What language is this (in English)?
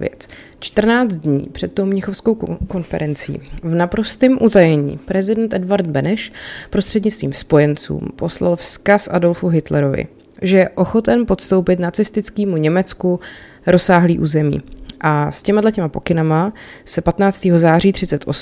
Czech